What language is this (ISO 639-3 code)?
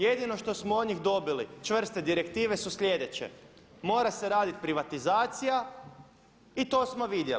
hrv